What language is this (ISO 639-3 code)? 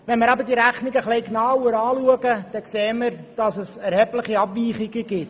gsw